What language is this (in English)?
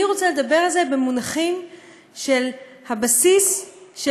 Hebrew